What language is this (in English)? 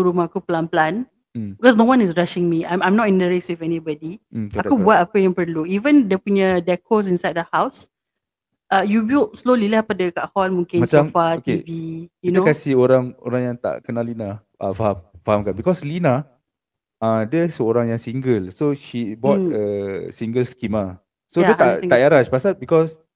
Malay